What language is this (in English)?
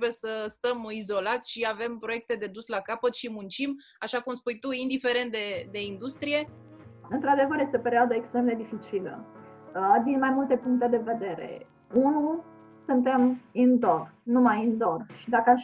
Romanian